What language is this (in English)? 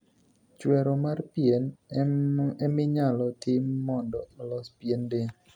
Luo (Kenya and Tanzania)